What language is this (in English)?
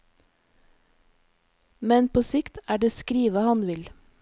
Norwegian